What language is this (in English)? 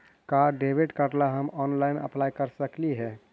Magahi